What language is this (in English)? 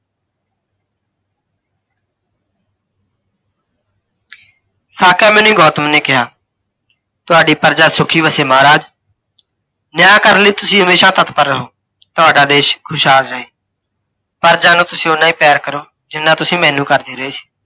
Punjabi